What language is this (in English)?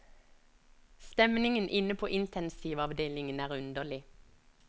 Norwegian